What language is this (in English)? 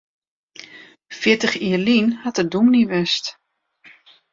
Western Frisian